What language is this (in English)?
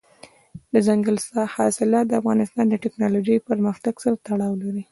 Pashto